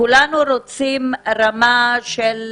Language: Hebrew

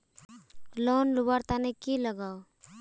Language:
Magahi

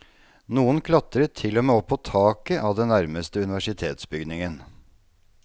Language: Norwegian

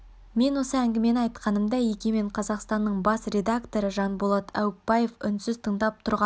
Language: Kazakh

